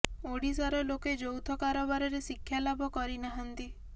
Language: Odia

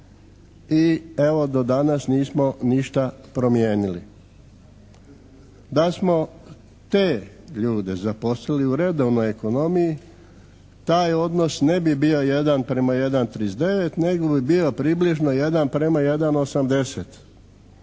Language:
Croatian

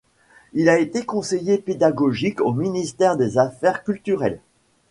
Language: French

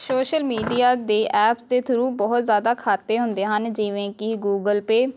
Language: Punjabi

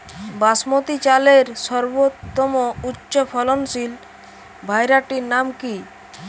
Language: Bangla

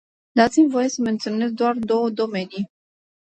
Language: Romanian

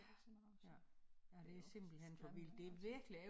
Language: Danish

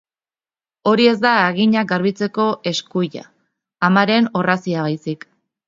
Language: Basque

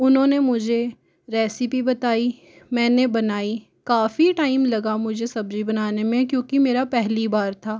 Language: Hindi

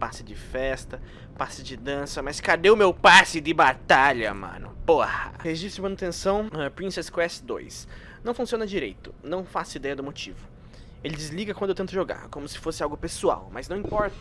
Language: Portuguese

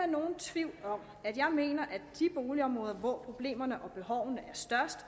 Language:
Danish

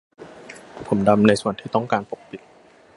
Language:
Thai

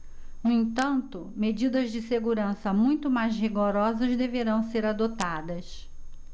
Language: Portuguese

